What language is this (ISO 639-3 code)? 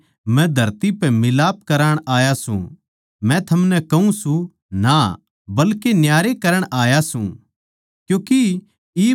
bgc